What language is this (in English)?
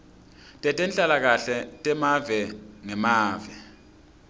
Swati